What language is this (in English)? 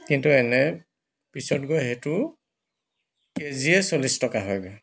Assamese